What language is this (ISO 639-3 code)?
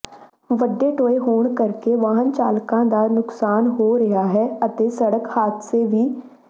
pan